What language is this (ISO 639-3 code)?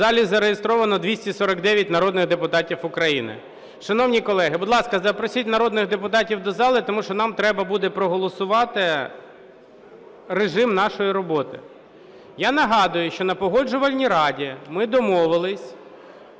ukr